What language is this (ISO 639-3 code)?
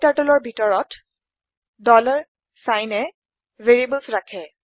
asm